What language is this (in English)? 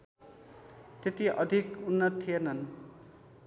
Nepali